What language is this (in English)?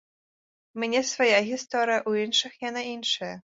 Belarusian